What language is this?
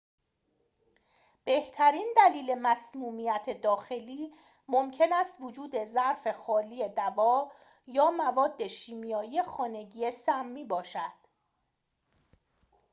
Persian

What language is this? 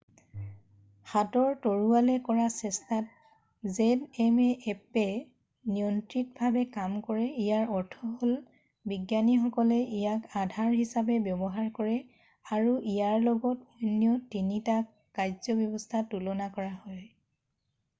Assamese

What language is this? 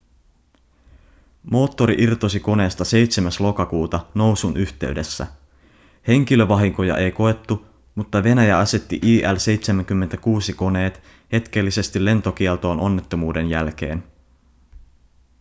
Finnish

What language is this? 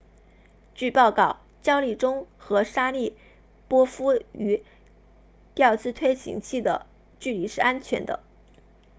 Chinese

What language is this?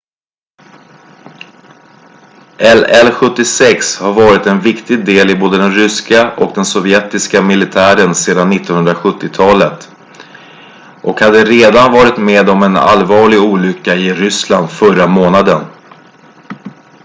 Swedish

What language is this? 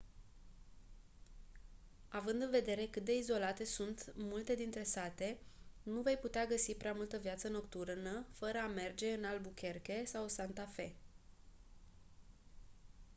Romanian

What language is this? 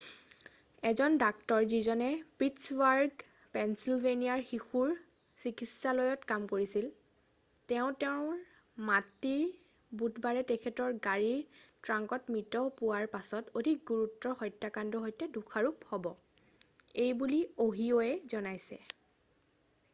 Assamese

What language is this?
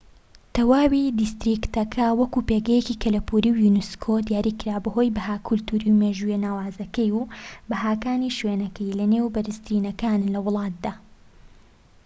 Central Kurdish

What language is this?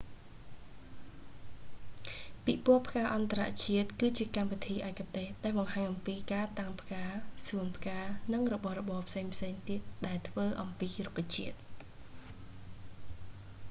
Khmer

